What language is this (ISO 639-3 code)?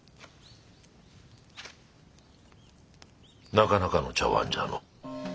jpn